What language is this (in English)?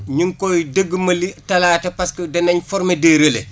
Wolof